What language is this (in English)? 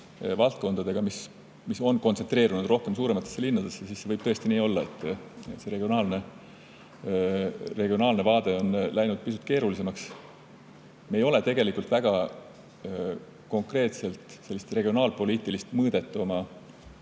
Estonian